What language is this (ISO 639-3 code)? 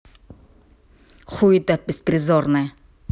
rus